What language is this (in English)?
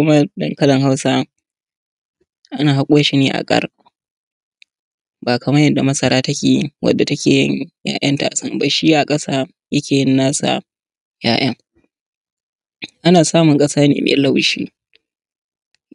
Hausa